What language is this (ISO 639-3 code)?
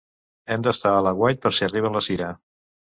cat